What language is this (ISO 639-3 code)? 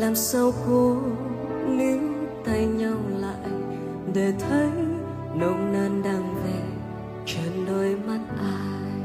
vie